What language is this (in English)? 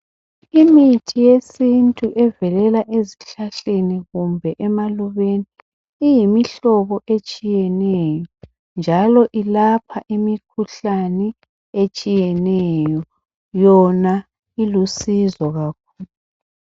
North Ndebele